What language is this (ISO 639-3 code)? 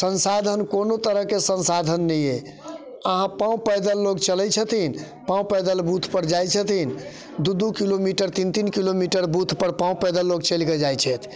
mai